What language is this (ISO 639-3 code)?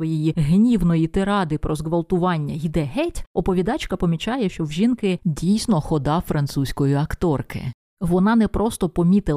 ukr